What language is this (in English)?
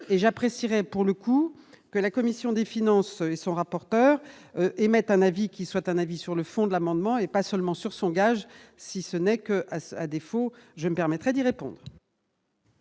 French